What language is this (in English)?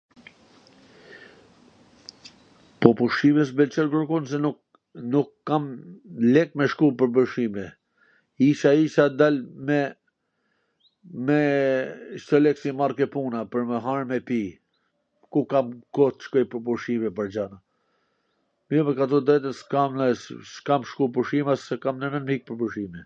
Gheg Albanian